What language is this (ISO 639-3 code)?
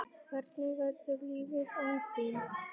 isl